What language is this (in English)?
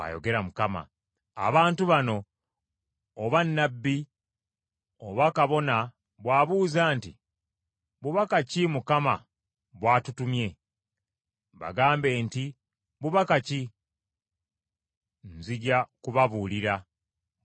Ganda